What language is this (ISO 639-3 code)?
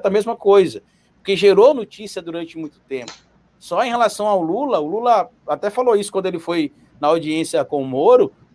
por